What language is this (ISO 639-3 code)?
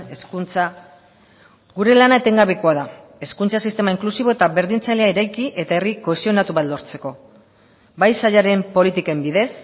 eus